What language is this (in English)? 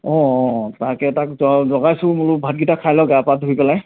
Assamese